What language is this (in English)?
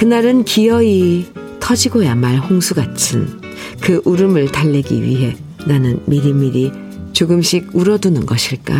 Korean